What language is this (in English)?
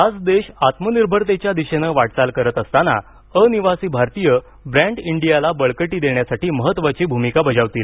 Marathi